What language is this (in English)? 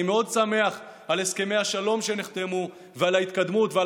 Hebrew